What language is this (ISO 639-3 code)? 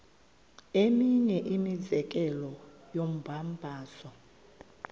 xho